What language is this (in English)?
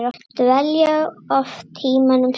Icelandic